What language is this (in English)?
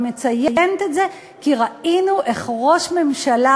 Hebrew